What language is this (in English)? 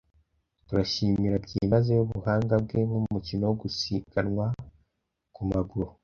Kinyarwanda